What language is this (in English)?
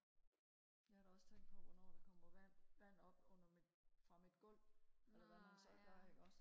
Danish